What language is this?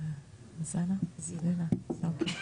Hebrew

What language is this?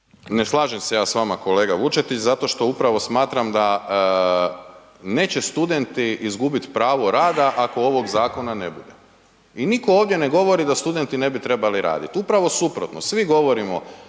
Croatian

